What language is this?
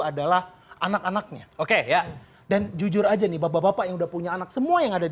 Indonesian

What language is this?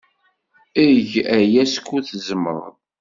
Kabyle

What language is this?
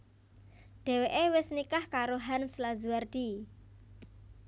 Javanese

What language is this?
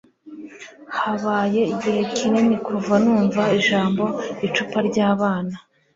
Kinyarwanda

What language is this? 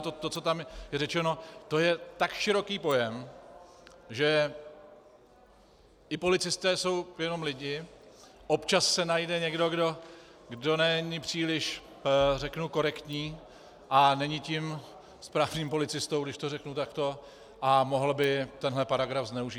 Czech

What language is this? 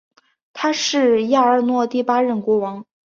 Chinese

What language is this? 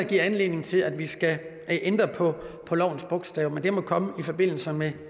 Danish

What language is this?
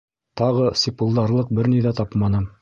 Bashkir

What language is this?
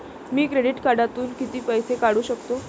Marathi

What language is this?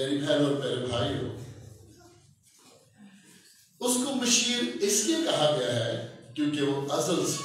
Turkish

